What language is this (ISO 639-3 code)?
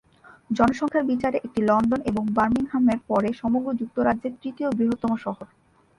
ben